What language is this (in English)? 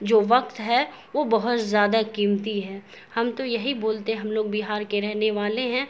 Urdu